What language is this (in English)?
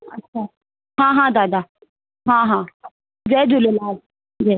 Sindhi